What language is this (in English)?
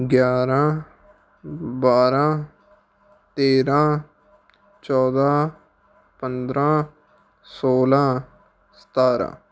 Punjabi